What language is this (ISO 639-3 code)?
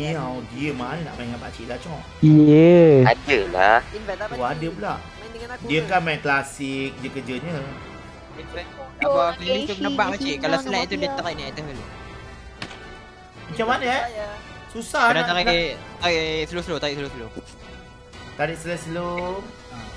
msa